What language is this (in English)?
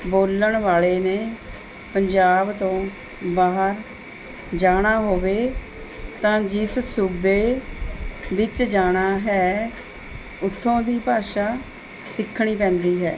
Punjabi